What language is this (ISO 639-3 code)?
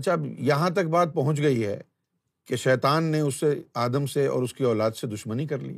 urd